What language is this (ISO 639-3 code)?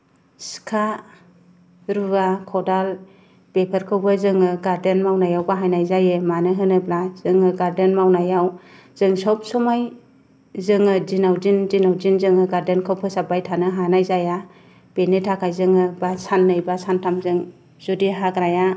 brx